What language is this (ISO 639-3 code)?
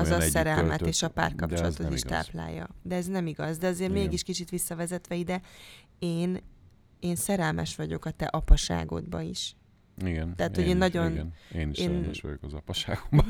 hun